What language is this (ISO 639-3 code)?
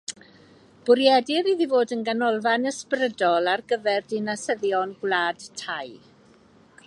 cym